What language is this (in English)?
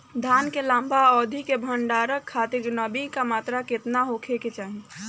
Bhojpuri